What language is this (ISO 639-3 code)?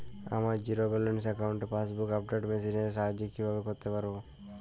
ben